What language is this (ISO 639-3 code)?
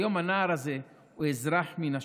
heb